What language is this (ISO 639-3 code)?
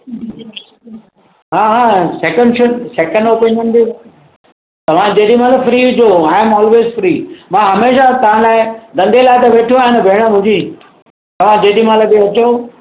snd